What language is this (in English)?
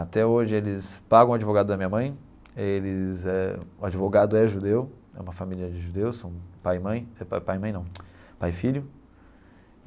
Portuguese